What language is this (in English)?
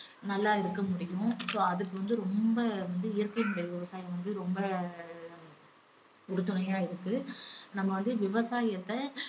Tamil